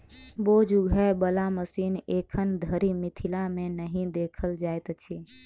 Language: Maithili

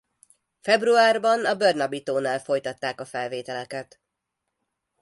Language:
Hungarian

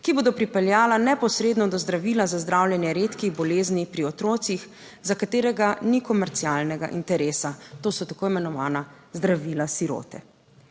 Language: Slovenian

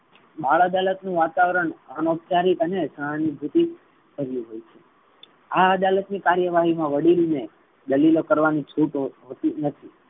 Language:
Gujarati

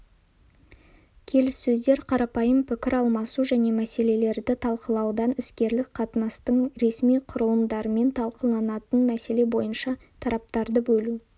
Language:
Kazakh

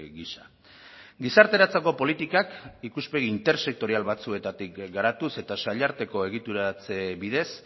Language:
Basque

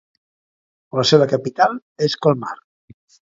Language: Catalan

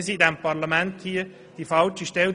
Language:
Swiss German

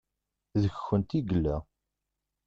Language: Kabyle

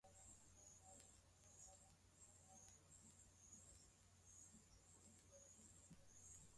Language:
Swahili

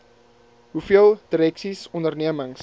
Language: Afrikaans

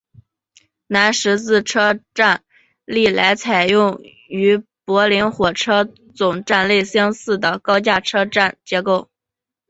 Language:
Chinese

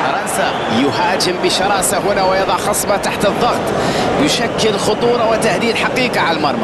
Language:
Arabic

